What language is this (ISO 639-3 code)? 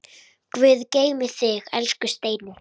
isl